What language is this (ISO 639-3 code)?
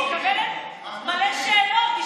heb